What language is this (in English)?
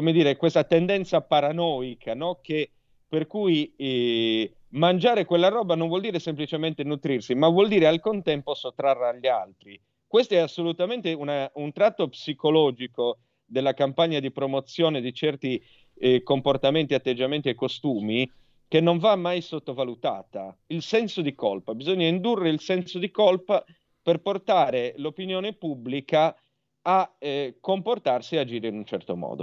Italian